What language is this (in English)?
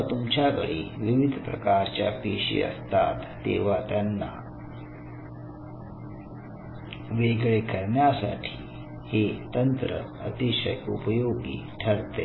Marathi